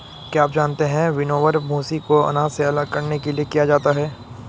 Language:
Hindi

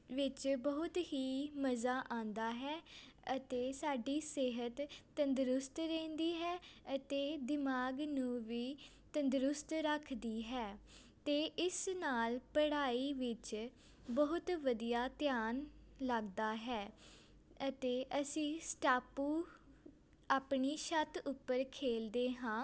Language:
Punjabi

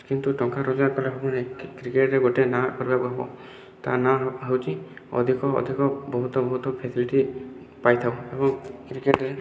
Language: Odia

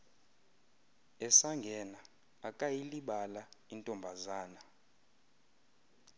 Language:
Xhosa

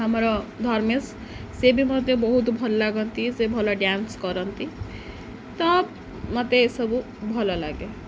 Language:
Odia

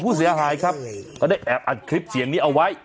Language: Thai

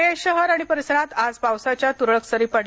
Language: Marathi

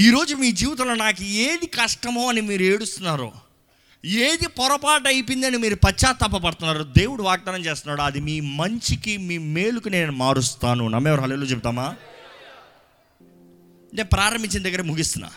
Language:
Telugu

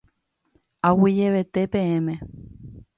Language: Guarani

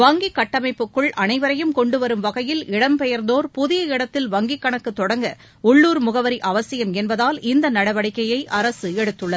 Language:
Tamil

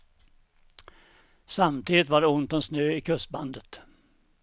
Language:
Swedish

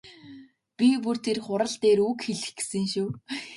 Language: Mongolian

